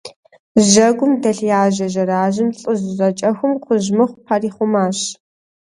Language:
Kabardian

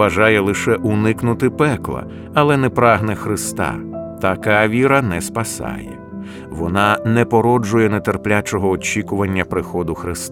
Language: Ukrainian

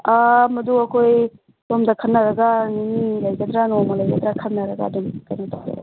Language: Manipuri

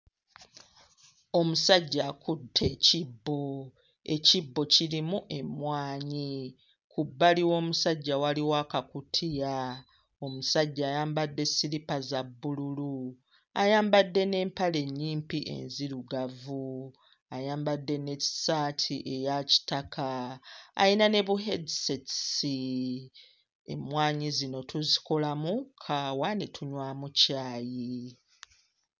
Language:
Ganda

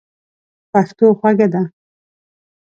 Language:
Pashto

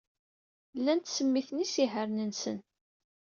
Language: Kabyle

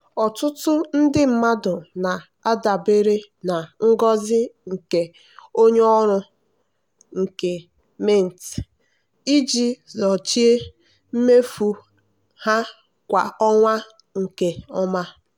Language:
Igbo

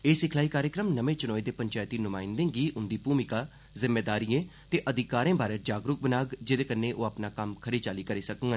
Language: Dogri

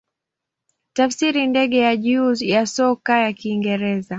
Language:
Swahili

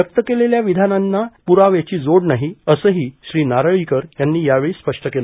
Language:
Marathi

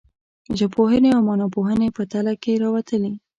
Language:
Pashto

